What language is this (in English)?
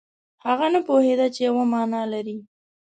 Pashto